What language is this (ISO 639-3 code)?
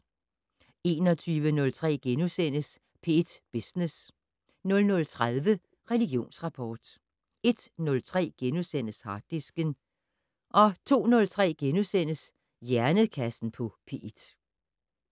dan